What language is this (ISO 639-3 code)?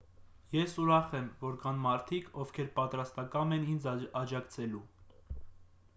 hye